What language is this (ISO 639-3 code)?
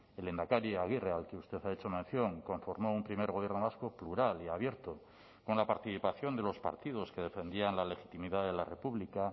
spa